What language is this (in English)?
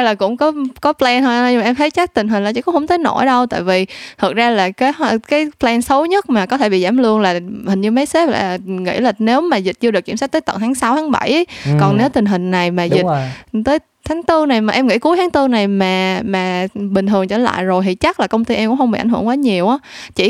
Vietnamese